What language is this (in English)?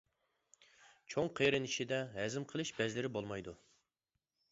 Uyghur